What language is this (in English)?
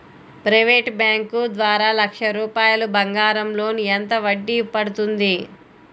Telugu